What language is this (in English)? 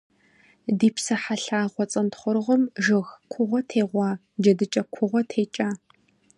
Kabardian